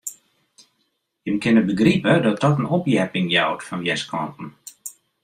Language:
Western Frisian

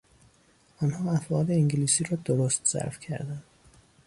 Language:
Persian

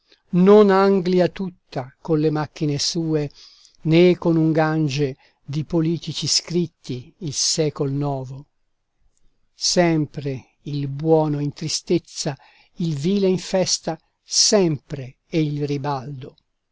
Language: Italian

